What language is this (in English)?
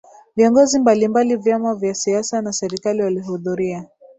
Swahili